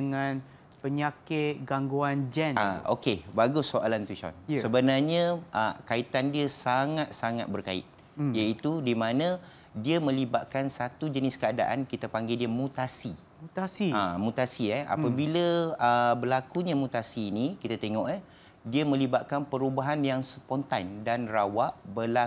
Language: Malay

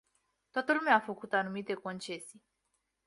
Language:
Romanian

